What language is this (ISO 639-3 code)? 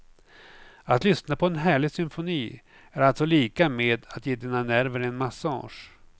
swe